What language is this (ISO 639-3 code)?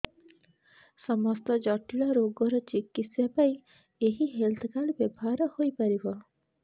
ori